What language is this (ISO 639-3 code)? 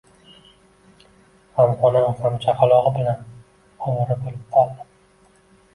uzb